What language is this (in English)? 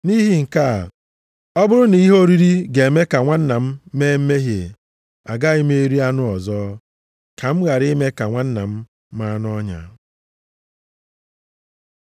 Igbo